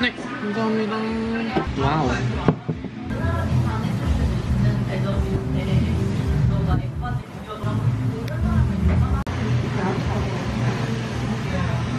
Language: Korean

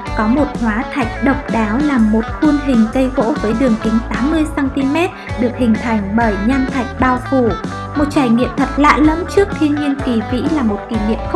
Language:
Vietnamese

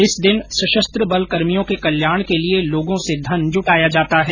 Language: Hindi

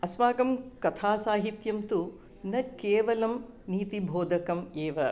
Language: Sanskrit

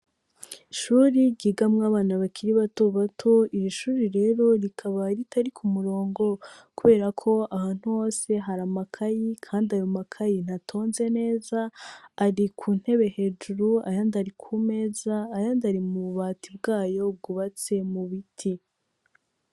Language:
Rundi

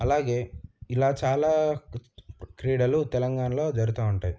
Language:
Telugu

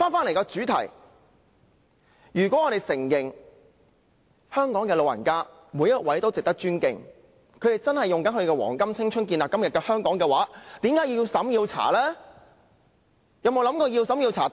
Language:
Cantonese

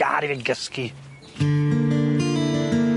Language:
Welsh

